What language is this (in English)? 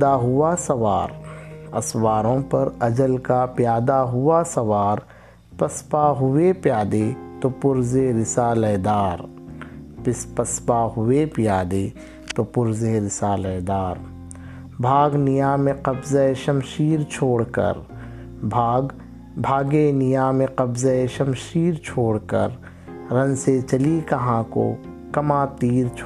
Urdu